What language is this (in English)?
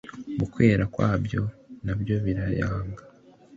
Kinyarwanda